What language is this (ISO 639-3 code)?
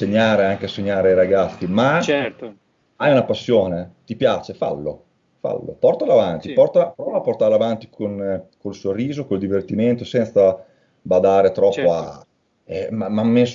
ita